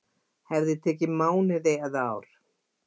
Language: Icelandic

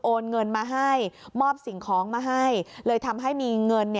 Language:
Thai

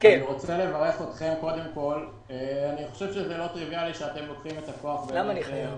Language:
Hebrew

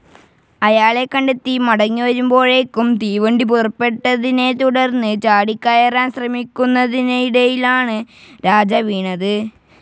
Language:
Malayalam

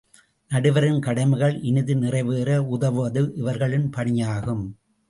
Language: Tamil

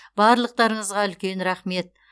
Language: Kazakh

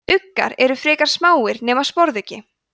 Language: Icelandic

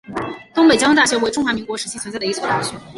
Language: Chinese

